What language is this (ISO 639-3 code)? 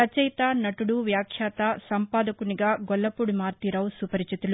tel